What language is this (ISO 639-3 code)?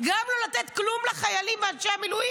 heb